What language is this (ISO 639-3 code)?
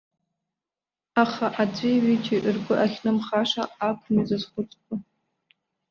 abk